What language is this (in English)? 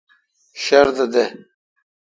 Kalkoti